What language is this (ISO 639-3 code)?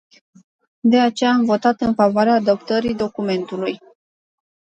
ron